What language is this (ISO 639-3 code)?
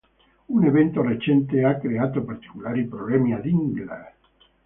ita